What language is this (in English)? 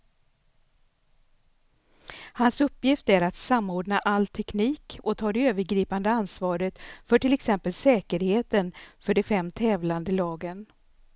Swedish